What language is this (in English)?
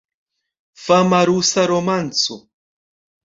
Esperanto